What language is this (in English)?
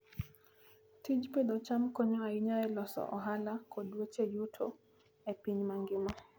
Luo (Kenya and Tanzania)